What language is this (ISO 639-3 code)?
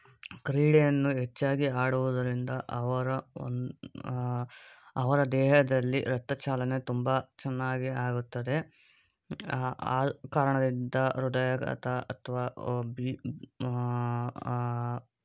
kan